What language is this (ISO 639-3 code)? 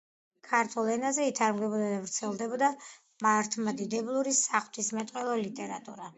kat